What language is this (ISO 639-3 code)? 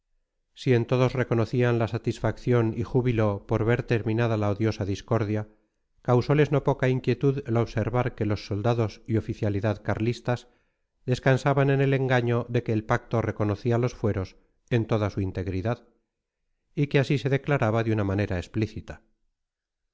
spa